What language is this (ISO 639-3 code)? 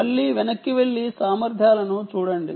tel